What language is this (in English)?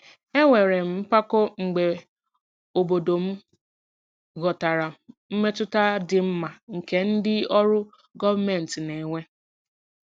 Igbo